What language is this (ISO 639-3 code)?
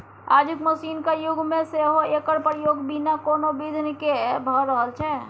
mai